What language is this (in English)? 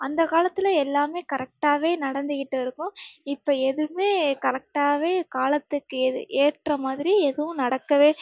Tamil